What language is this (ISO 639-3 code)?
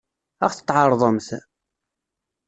kab